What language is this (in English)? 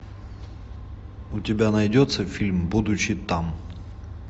Russian